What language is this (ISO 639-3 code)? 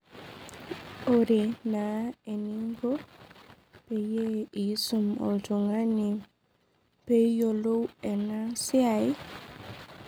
mas